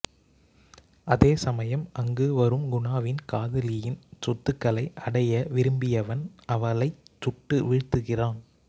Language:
Tamil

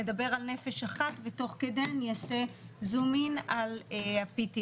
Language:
Hebrew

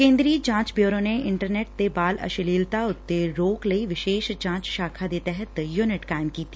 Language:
Punjabi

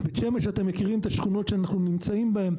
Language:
Hebrew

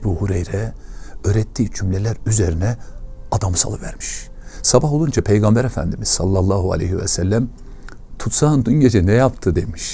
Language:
Turkish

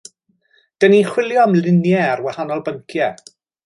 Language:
Welsh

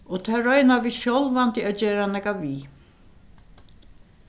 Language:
Faroese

